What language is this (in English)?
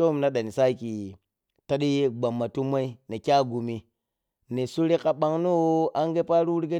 Piya-Kwonci